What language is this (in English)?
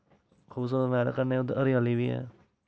Dogri